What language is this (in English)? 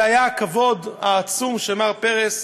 Hebrew